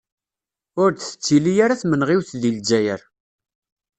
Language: Kabyle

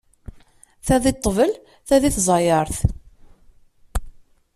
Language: Kabyle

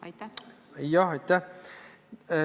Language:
Estonian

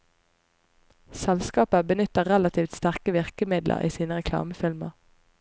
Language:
Norwegian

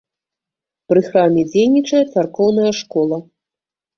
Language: Belarusian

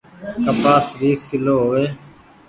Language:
Goaria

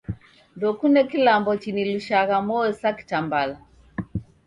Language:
Taita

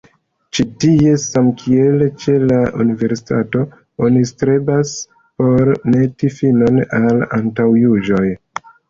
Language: Esperanto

